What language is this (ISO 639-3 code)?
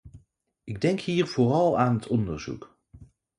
nld